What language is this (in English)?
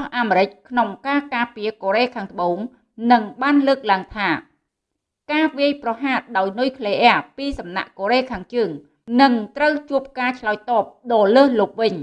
Vietnamese